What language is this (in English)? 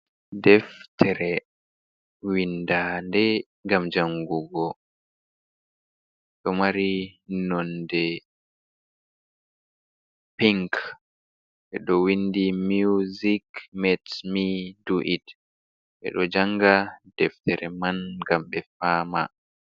Fula